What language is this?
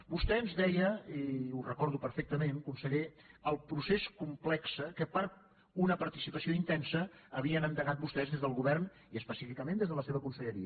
Catalan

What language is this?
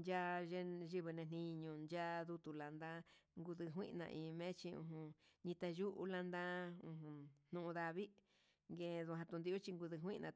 Huitepec Mixtec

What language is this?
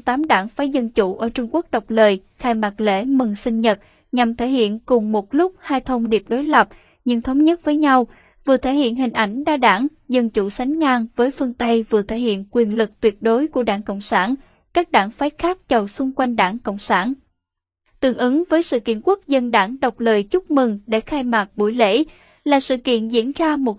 Vietnamese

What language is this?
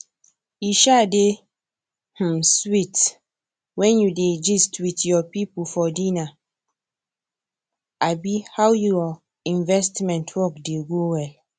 Nigerian Pidgin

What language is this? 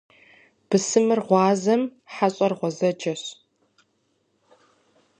Kabardian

